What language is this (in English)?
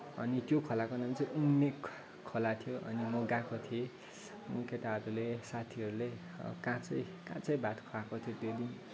Nepali